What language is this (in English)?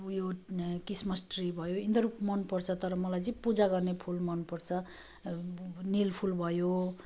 Nepali